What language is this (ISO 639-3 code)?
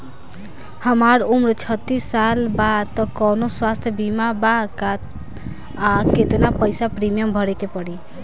bho